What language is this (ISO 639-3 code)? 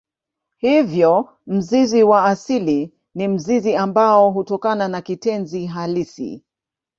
swa